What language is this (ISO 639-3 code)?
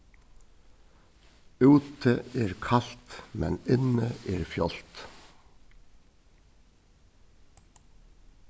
fao